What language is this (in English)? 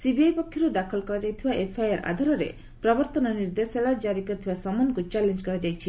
Odia